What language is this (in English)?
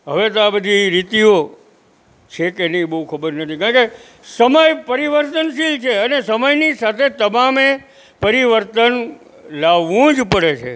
Gujarati